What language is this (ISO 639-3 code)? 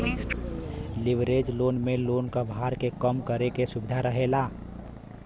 bho